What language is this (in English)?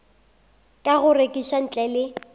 Northern Sotho